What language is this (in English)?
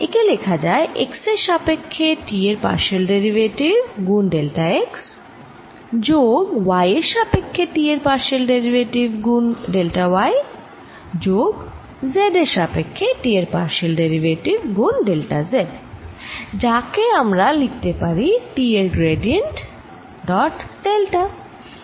Bangla